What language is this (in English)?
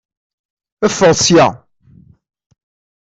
Kabyle